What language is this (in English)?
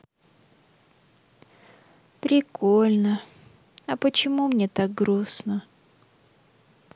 Russian